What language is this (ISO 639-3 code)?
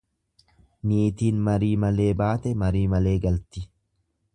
orm